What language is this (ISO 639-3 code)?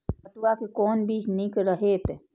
mai